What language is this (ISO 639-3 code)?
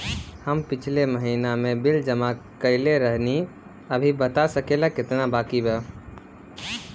bho